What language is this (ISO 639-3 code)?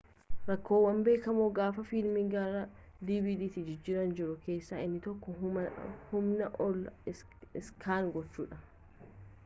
orm